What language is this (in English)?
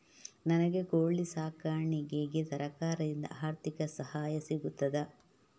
Kannada